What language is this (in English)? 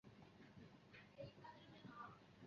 Chinese